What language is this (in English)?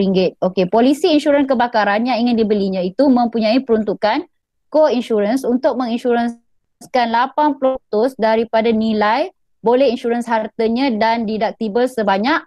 Malay